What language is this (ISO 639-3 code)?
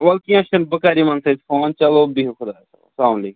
kas